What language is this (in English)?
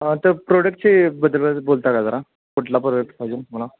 Marathi